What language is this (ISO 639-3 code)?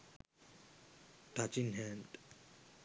sin